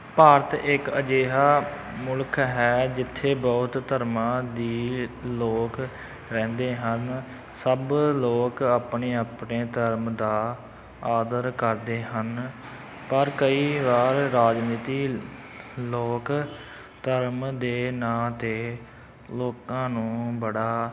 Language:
Punjabi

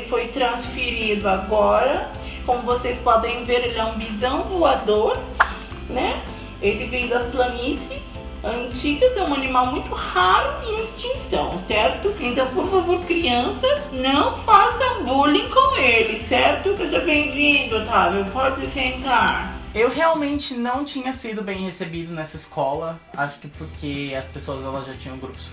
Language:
Portuguese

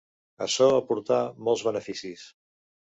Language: Catalan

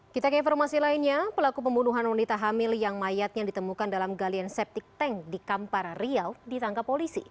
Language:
Indonesian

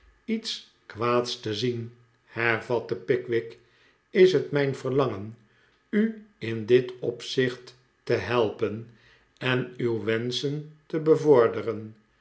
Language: Dutch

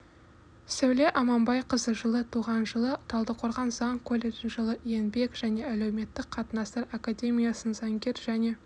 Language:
Kazakh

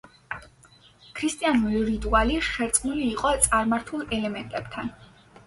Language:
Georgian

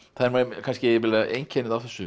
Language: Icelandic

